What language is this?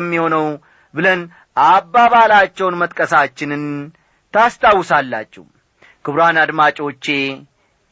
Amharic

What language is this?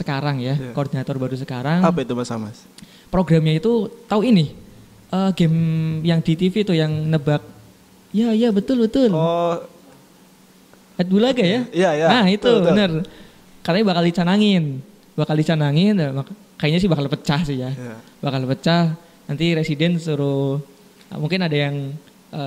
Indonesian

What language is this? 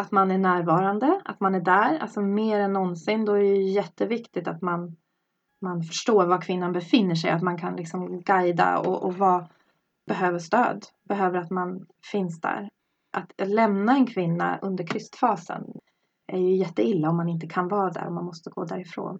Swedish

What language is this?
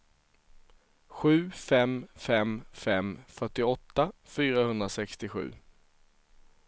Swedish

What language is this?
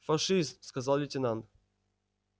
Russian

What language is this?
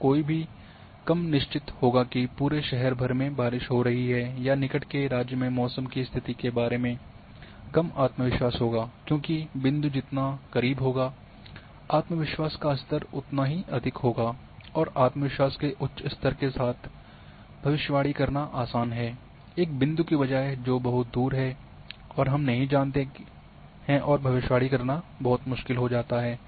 Hindi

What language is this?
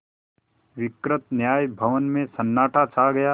Hindi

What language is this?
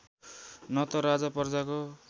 Nepali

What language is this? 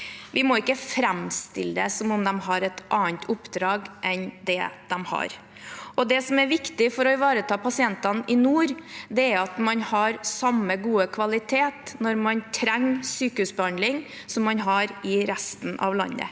Norwegian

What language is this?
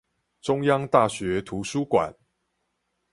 Chinese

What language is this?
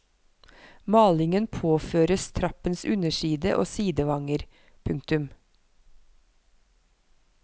Norwegian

